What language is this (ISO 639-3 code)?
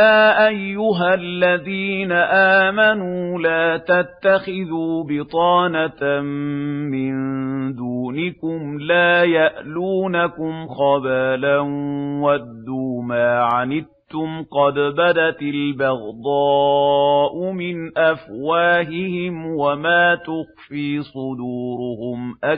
ara